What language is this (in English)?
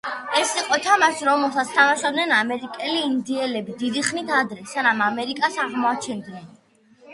Georgian